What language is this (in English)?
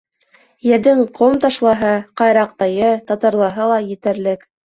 Bashkir